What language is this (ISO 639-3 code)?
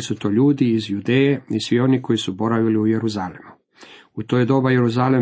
hrv